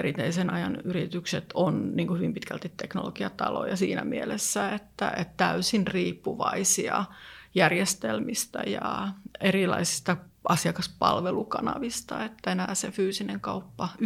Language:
Finnish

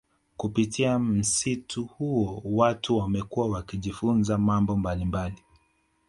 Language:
Swahili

